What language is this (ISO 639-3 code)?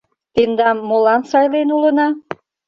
chm